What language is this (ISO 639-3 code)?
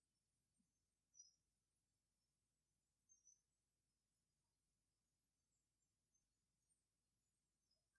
tha